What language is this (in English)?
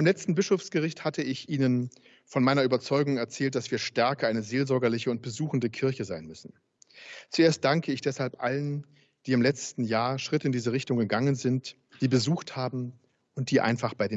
German